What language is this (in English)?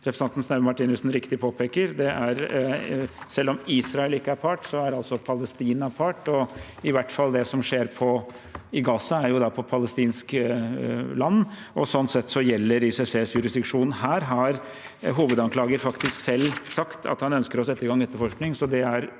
Norwegian